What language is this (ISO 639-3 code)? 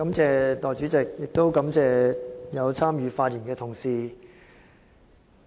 yue